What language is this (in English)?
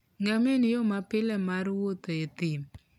Luo (Kenya and Tanzania)